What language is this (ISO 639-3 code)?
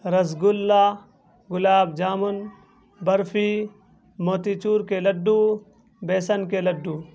urd